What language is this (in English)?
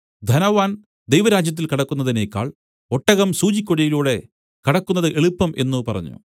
Malayalam